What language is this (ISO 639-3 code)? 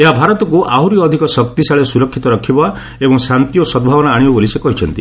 ori